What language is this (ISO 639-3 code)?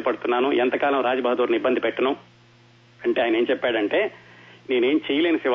tel